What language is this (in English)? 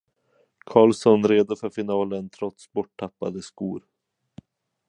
Swedish